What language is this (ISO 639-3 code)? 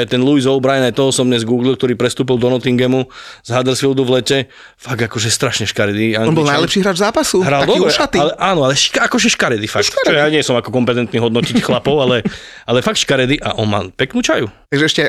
slk